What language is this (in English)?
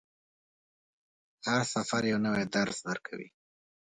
Pashto